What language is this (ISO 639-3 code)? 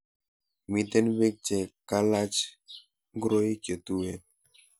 kln